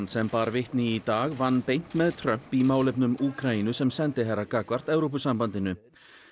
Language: Icelandic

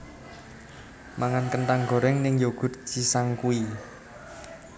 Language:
Javanese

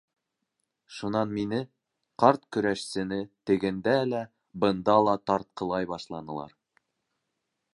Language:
Bashkir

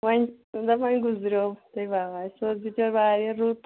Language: Kashmiri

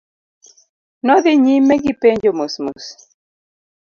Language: Luo (Kenya and Tanzania)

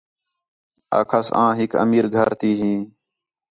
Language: Khetrani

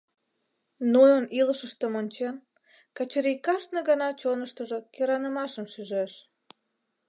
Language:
Mari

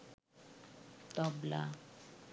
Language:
Bangla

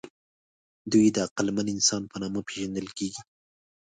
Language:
Pashto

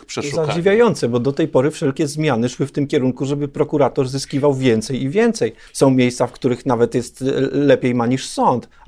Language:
Polish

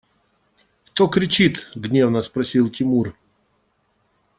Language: Russian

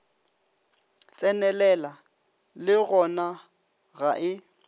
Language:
Northern Sotho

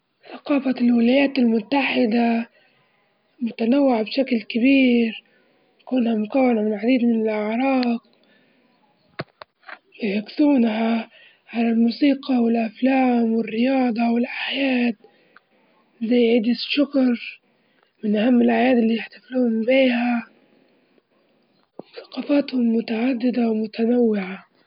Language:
Libyan Arabic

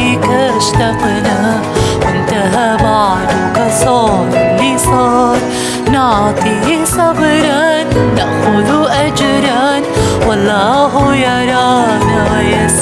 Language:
Arabic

